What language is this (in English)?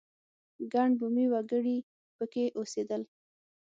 Pashto